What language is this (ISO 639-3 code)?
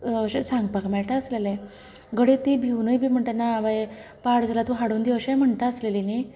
kok